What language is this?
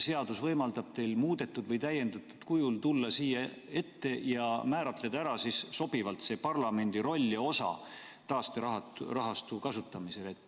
Estonian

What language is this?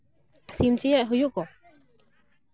Santali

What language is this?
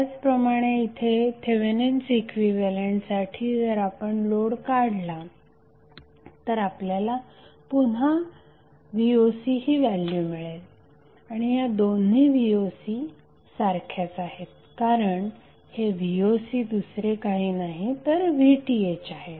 Marathi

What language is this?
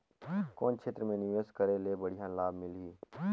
Chhattisgarhi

